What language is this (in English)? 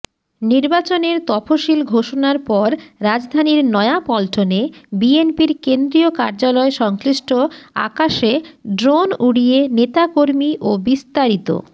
Bangla